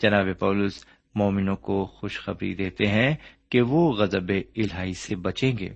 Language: Urdu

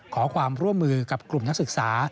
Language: Thai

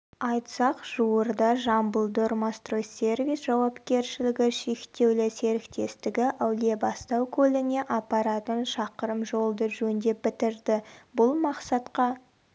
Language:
Kazakh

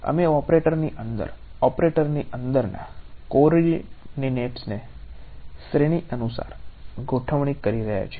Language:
Gujarati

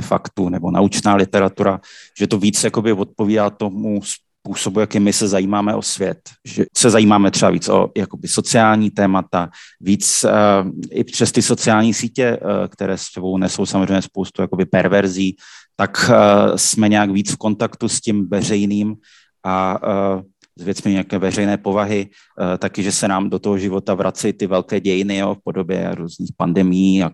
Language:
Czech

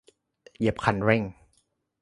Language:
Thai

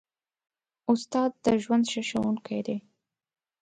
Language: Pashto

